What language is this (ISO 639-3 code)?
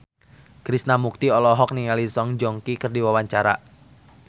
sun